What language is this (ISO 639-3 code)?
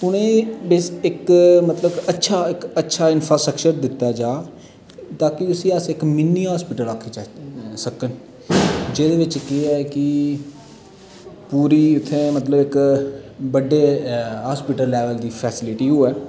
doi